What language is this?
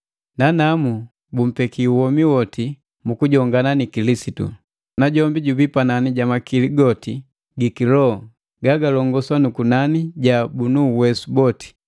Matengo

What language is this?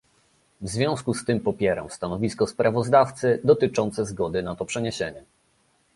Polish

